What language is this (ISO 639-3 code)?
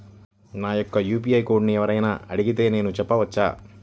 tel